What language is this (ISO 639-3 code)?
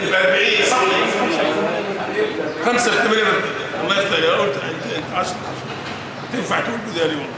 ara